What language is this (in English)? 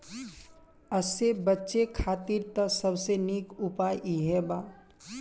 Bhojpuri